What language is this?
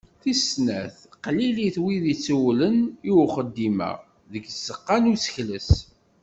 Kabyle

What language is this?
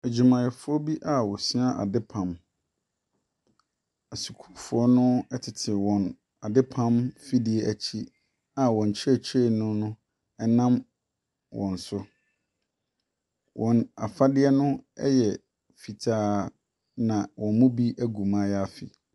Akan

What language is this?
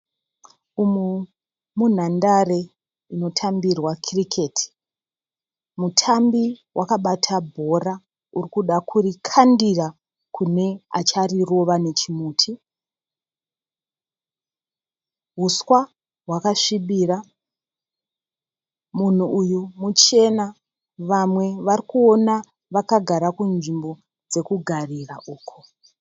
Shona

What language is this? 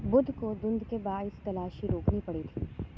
Urdu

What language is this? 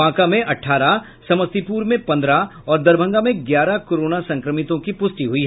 Hindi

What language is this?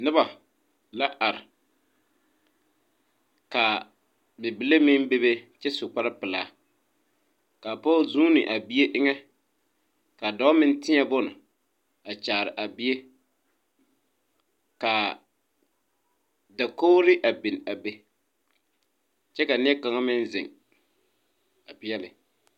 Southern Dagaare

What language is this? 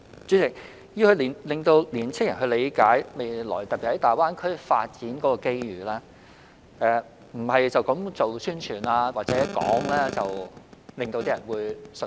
Cantonese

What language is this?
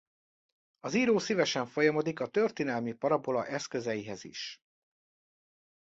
Hungarian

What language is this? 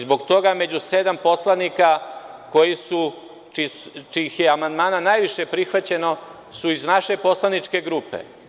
Serbian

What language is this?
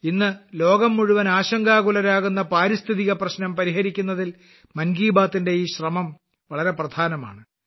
Malayalam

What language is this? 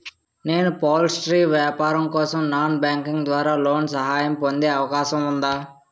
Telugu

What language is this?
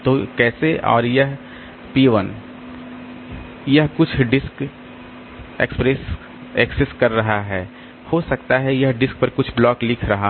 Hindi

